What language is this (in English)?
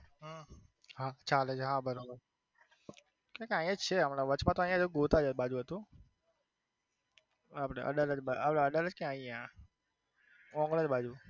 Gujarati